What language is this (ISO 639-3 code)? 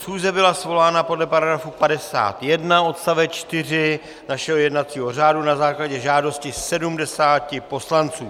ces